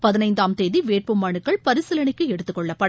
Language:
Tamil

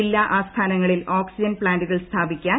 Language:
Malayalam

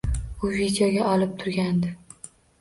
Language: Uzbek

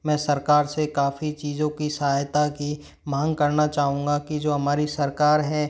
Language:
Hindi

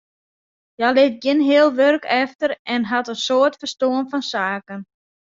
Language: Western Frisian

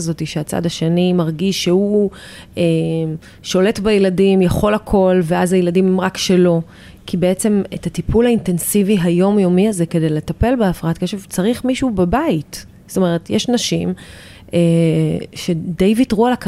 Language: Hebrew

